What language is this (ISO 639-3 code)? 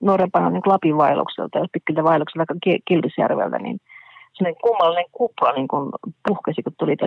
fin